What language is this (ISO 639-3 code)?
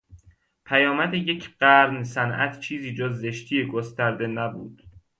fas